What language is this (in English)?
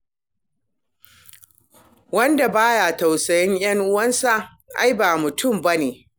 Hausa